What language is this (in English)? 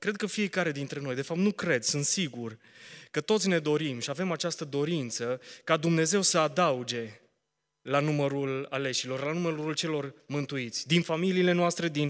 Romanian